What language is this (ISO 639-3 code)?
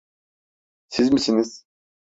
tur